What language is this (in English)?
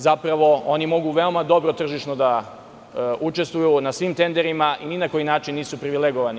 Serbian